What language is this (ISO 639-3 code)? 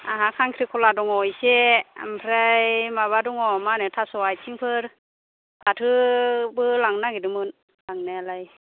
brx